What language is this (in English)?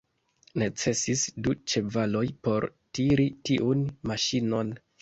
Esperanto